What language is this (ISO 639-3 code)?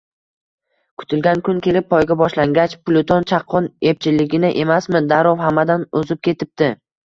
uzb